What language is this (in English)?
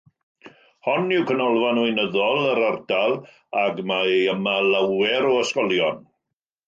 Welsh